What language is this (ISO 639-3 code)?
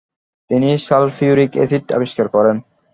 ben